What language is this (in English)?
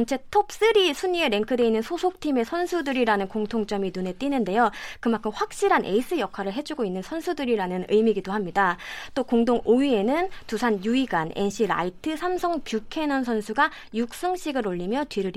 Korean